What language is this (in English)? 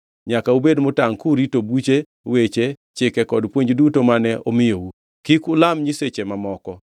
Luo (Kenya and Tanzania)